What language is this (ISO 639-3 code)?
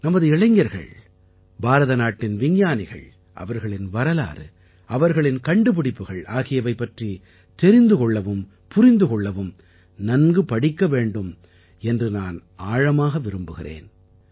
tam